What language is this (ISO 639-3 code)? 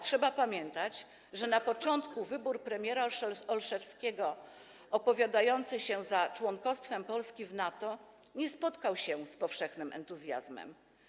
pol